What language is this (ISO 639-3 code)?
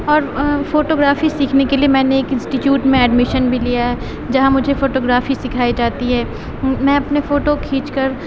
urd